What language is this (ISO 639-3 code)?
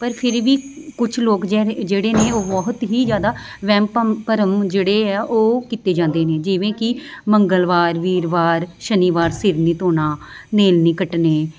pan